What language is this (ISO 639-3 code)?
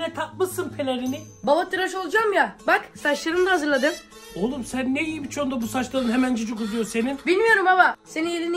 tur